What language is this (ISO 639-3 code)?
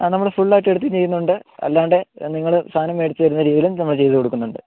mal